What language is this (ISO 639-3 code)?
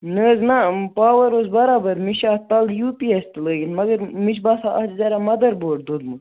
kas